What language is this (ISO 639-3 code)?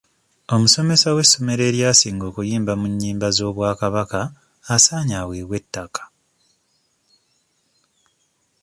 lug